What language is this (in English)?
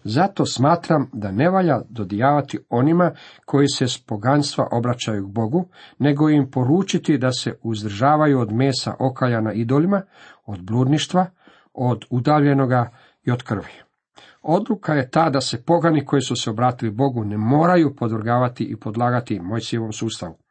Croatian